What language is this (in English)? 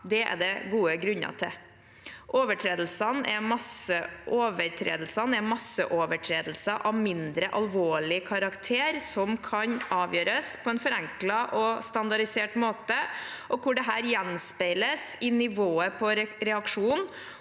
Norwegian